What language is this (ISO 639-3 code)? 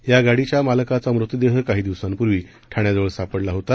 mar